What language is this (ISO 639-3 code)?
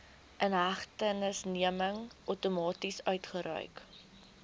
afr